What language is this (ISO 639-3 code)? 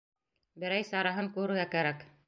bak